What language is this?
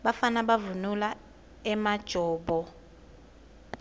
Swati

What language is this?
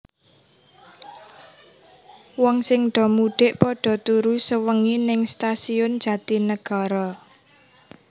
Javanese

